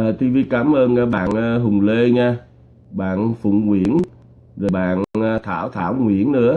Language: Vietnamese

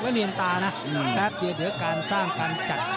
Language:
Thai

